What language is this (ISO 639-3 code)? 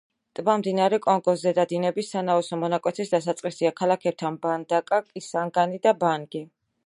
kat